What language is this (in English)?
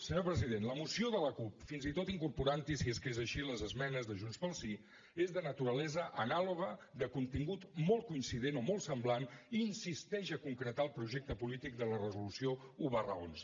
Catalan